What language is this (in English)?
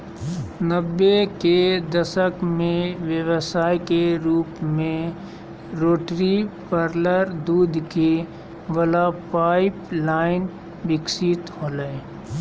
Magahi